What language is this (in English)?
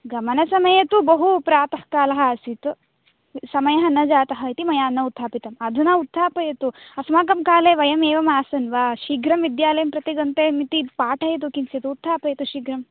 Sanskrit